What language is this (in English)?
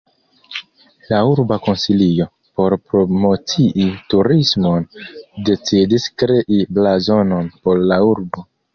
Esperanto